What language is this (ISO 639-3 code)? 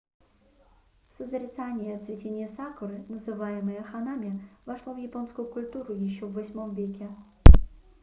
rus